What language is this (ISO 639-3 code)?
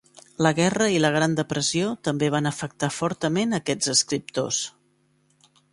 cat